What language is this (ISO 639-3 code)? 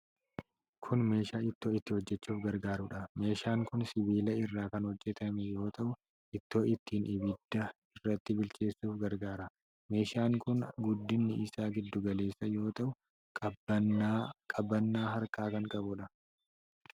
orm